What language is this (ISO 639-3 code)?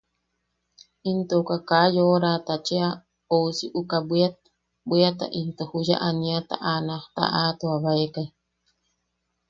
yaq